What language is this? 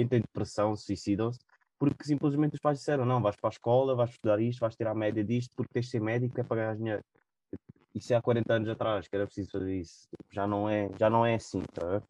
Portuguese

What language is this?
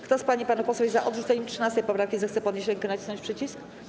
Polish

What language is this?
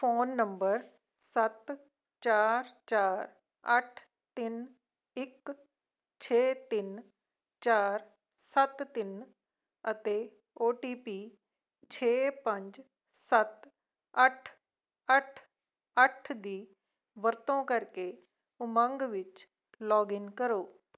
Punjabi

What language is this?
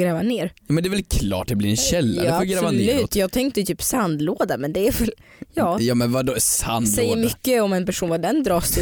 Swedish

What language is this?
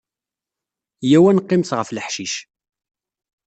Kabyle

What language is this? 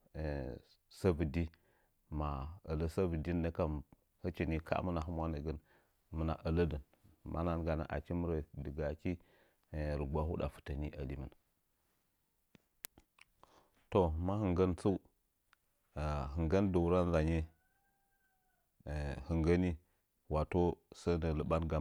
Nzanyi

